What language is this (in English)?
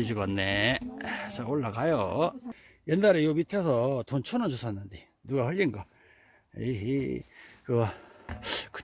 Korean